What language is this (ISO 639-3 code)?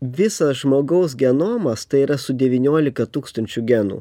lit